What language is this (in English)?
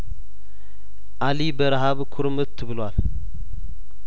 Amharic